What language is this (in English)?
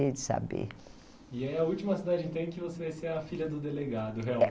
Portuguese